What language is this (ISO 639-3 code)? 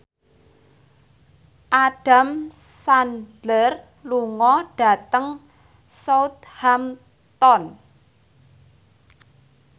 jav